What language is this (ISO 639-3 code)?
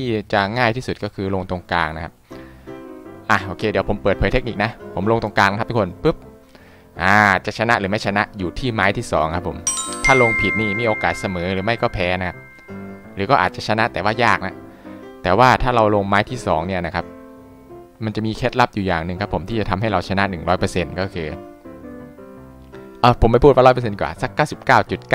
tha